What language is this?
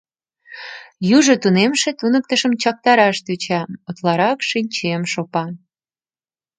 Mari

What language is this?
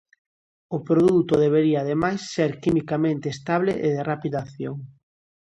Galician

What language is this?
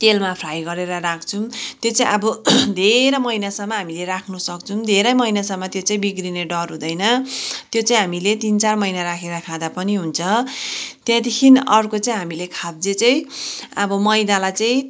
Nepali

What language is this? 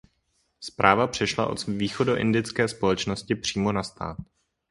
Czech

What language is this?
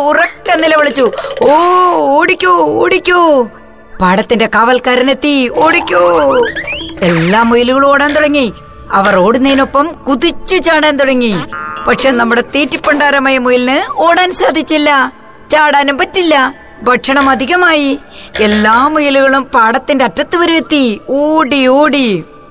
Malayalam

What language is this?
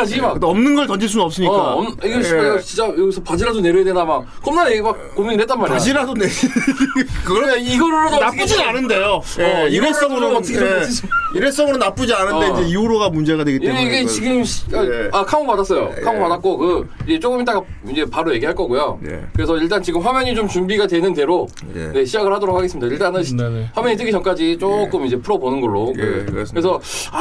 Korean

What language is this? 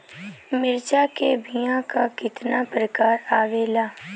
Bhojpuri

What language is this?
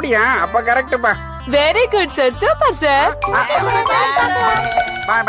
Indonesian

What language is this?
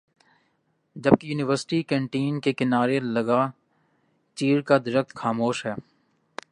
Urdu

